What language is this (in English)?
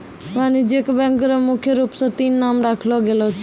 Maithili